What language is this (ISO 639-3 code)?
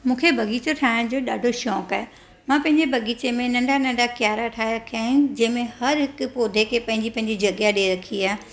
snd